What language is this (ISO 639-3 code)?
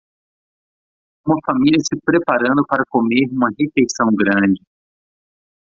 por